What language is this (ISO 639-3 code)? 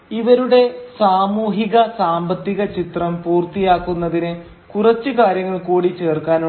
mal